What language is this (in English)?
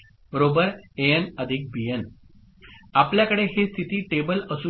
Marathi